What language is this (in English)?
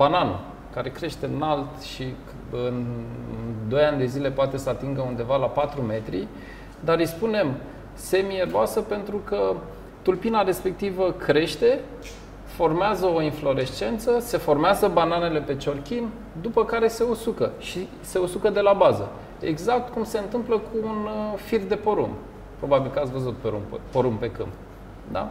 Romanian